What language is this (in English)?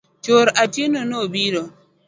Luo (Kenya and Tanzania)